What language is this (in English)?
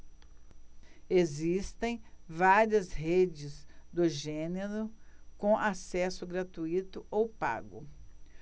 Portuguese